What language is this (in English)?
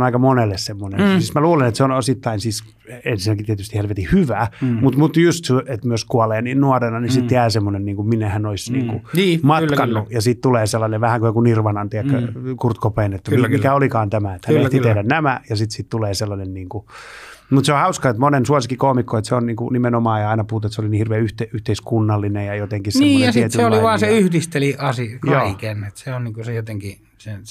Finnish